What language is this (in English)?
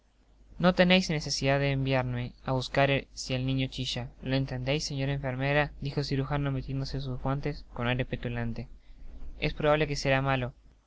Spanish